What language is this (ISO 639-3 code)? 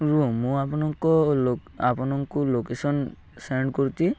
ori